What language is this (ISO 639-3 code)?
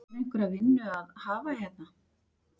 isl